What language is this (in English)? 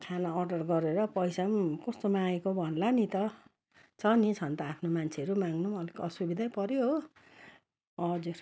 Nepali